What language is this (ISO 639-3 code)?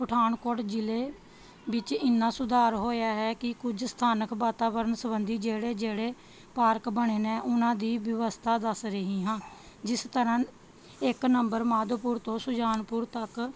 pan